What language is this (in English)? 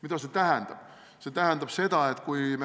Estonian